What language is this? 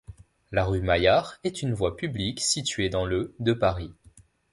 French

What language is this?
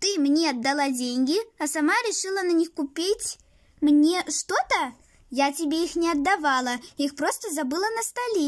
Russian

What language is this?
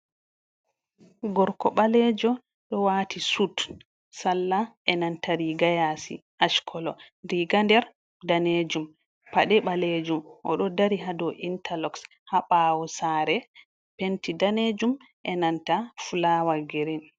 Fula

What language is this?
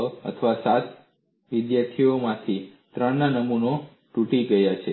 Gujarati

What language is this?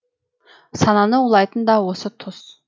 Kazakh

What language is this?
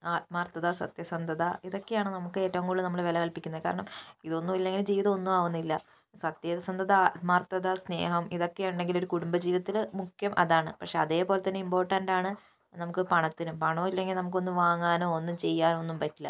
Malayalam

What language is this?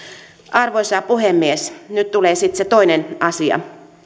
Finnish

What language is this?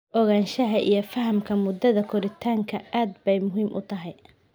Somali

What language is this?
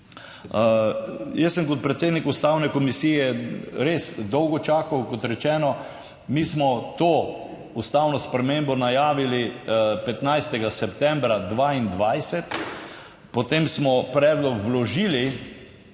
Slovenian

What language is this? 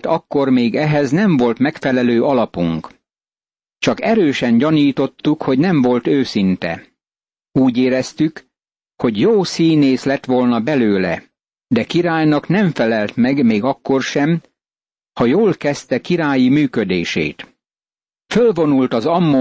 Hungarian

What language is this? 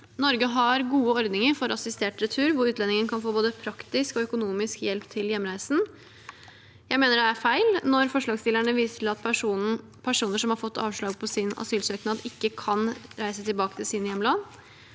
Norwegian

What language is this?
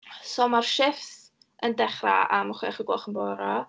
Welsh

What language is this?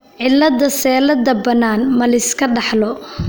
Somali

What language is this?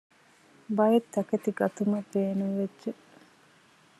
Divehi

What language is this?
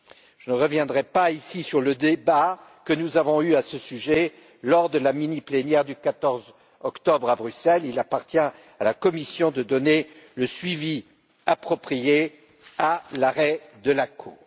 French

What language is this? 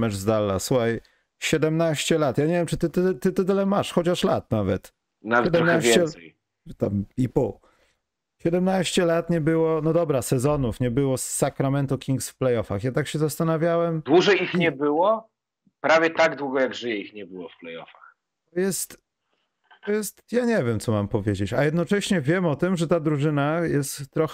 Polish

